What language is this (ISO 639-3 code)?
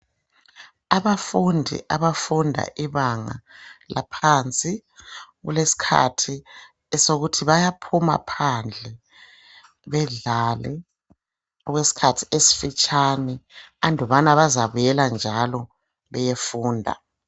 nde